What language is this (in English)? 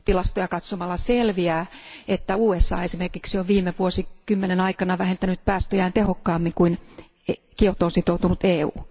Finnish